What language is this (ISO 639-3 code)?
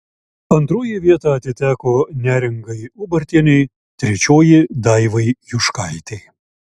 lit